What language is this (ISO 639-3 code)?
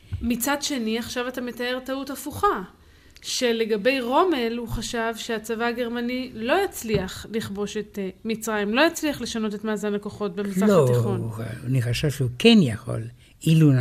heb